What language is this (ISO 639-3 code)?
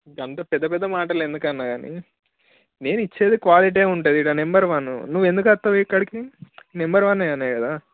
tel